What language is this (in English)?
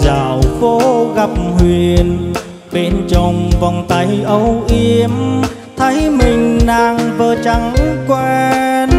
Vietnamese